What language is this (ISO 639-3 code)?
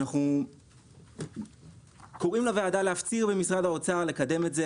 heb